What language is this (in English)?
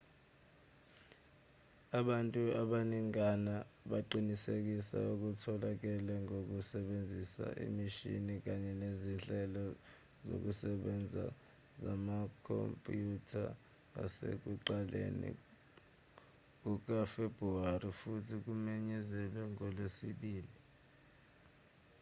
Zulu